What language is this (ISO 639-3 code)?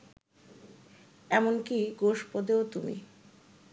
ben